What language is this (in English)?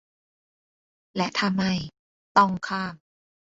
Thai